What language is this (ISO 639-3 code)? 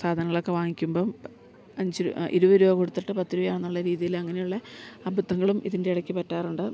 mal